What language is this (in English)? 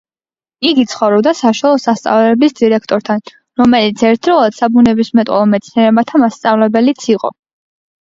Georgian